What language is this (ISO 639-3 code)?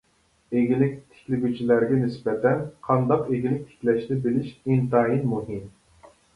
uig